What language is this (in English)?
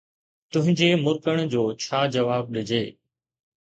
Sindhi